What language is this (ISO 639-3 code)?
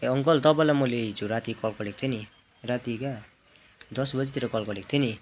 nep